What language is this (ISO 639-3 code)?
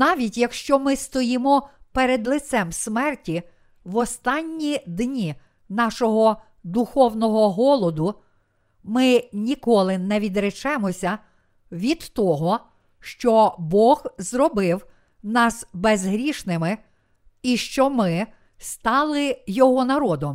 ukr